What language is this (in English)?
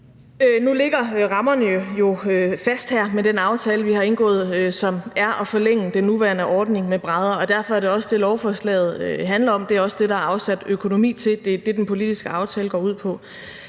Danish